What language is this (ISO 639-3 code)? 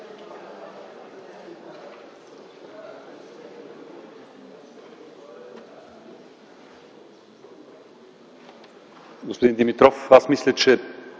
bul